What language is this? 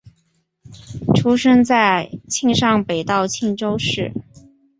Chinese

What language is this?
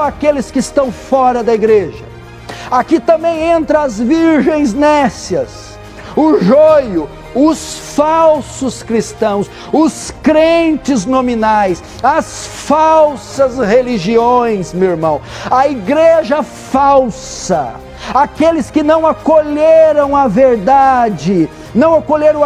Portuguese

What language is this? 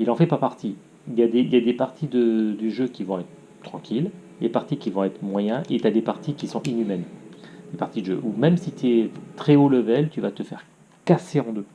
French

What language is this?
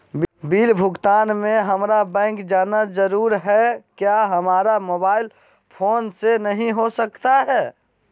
Magahi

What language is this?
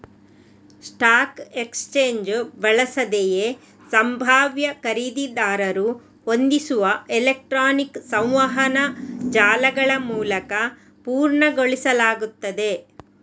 Kannada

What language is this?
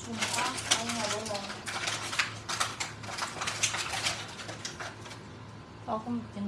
Indonesian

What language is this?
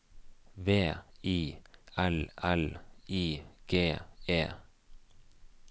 Norwegian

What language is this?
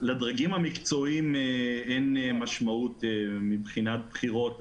Hebrew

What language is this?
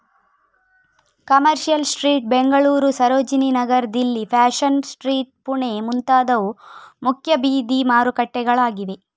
Kannada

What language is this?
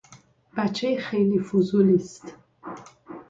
Persian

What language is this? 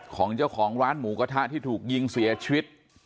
Thai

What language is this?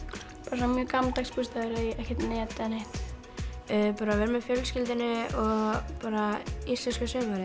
Icelandic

